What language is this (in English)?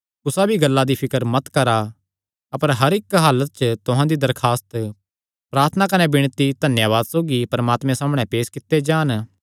Kangri